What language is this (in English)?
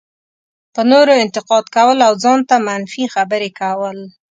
Pashto